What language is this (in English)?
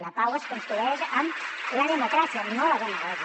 Catalan